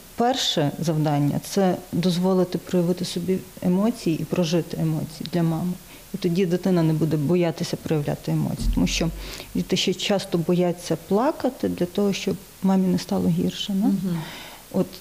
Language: Ukrainian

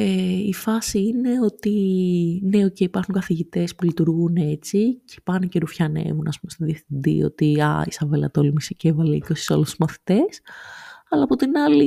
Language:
Greek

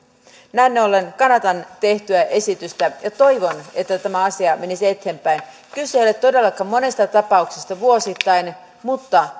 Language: Finnish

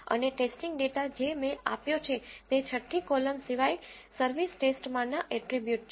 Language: Gujarati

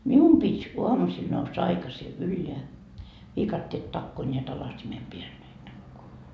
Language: Finnish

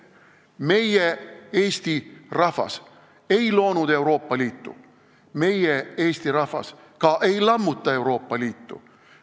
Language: Estonian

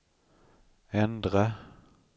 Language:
Swedish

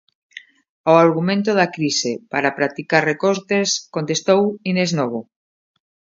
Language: Galician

